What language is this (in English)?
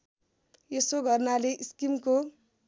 Nepali